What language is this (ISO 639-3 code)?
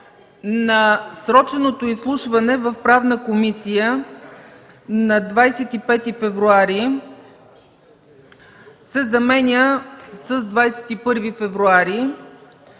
bul